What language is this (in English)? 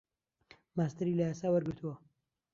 Central Kurdish